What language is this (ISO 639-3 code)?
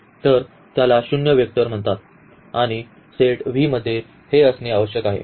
mar